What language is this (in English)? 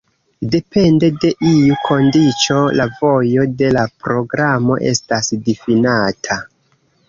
Esperanto